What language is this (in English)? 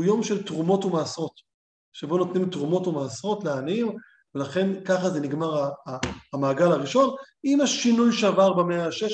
Hebrew